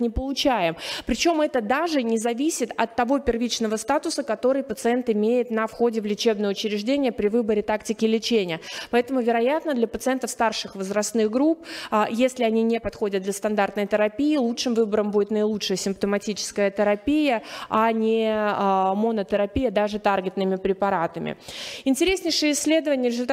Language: Russian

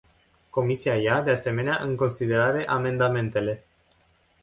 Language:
Romanian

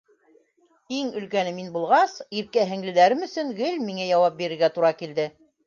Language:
Bashkir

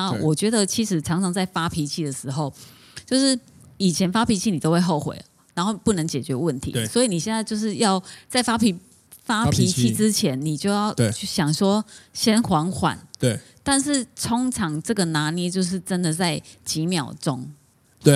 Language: Chinese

